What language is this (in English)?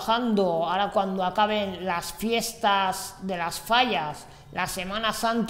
Spanish